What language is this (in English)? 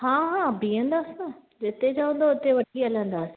Sindhi